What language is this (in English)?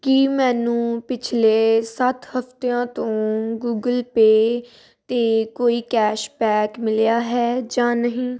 Punjabi